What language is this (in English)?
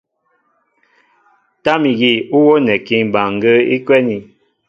Mbo (Cameroon)